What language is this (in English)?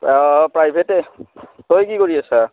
Assamese